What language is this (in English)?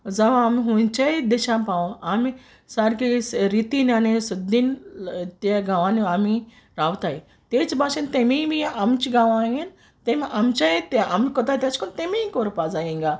Konkani